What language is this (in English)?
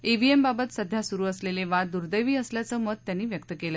Marathi